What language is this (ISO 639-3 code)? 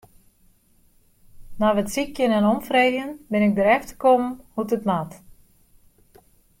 fry